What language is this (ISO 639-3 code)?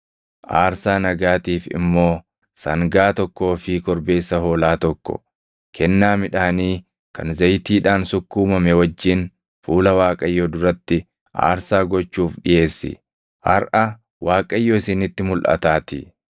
orm